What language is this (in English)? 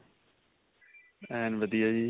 Punjabi